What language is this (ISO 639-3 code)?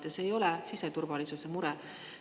est